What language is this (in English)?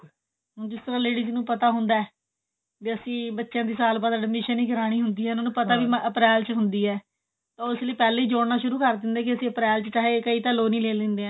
Punjabi